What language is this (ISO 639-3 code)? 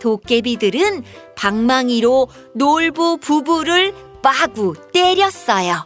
kor